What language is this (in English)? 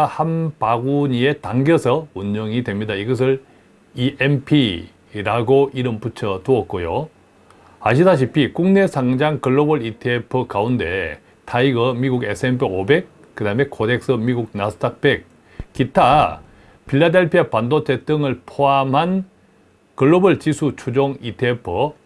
Korean